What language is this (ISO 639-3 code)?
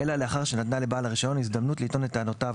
heb